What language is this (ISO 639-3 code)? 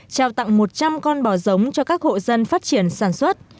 vie